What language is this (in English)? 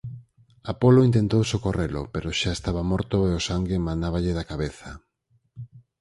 Galician